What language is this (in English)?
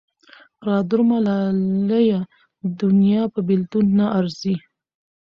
Pashto